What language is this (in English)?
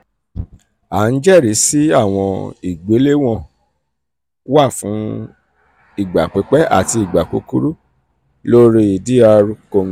Yoruba